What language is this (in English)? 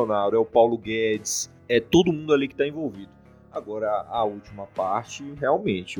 Portuguese